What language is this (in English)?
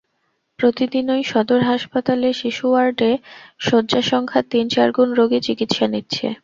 Bangla